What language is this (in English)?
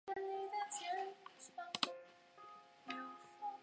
Chinese